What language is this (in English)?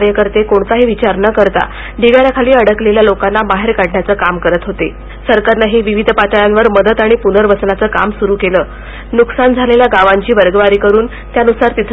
Marathi